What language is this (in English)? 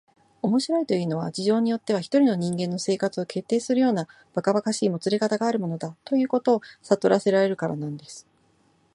Japanese